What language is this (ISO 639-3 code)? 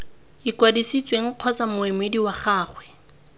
tsn